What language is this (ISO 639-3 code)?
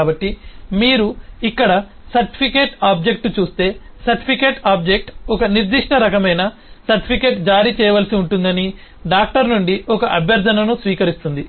tel